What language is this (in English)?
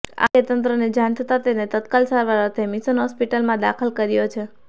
Gujarati